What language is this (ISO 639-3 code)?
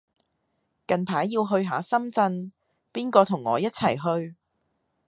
yue